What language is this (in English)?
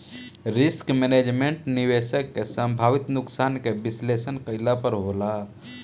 Bhojpuri